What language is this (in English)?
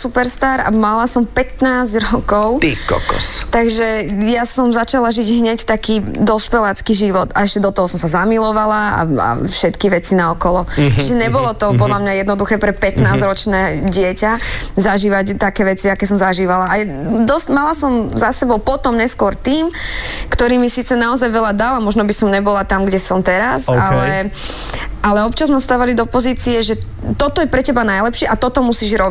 Slovak